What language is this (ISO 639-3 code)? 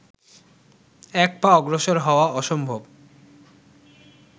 ben